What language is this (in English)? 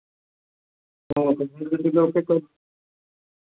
Maithili